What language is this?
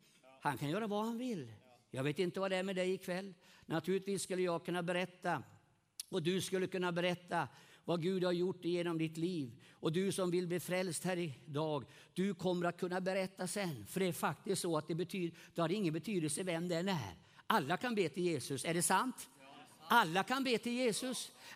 Swedish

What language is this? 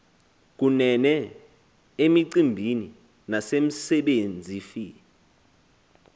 Xhosa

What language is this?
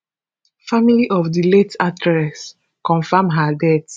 Nigerian Pidgin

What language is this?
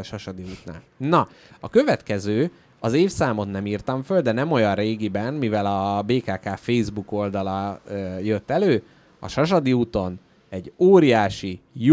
Hungarian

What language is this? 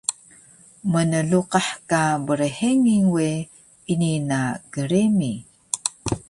Taroko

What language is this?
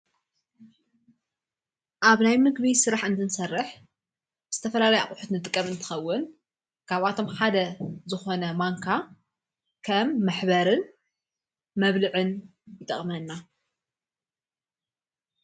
Tigrinya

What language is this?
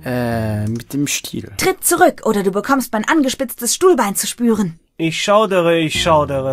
German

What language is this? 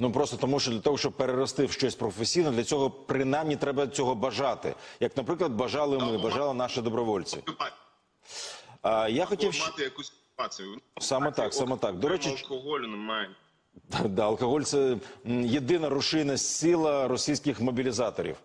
Ukrainian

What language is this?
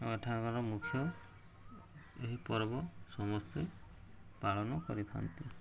Odia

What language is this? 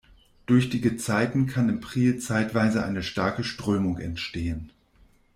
German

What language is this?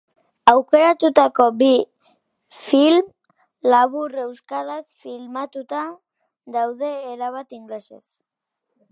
Basque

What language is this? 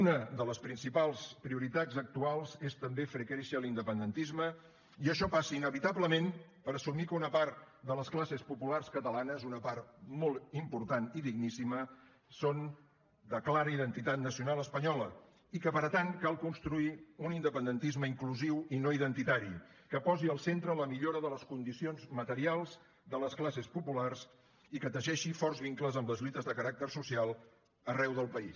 Catalan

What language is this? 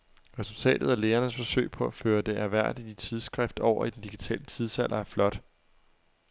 Danish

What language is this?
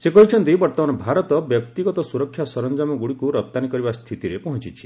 Odia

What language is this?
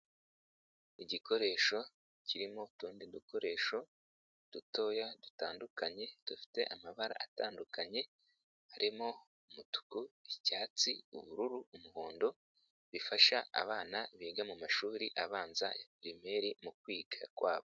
Kinyarwanda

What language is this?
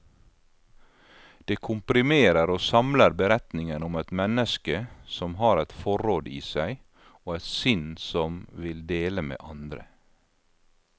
Norwegian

